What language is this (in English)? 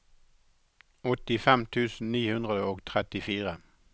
Norwegian